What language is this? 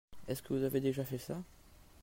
French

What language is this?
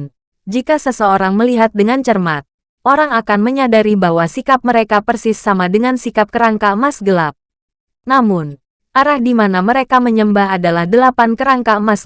Indonesian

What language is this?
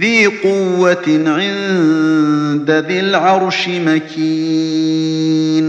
Arabic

